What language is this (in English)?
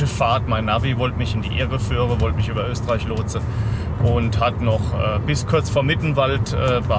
German